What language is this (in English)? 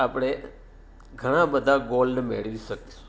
Gujarati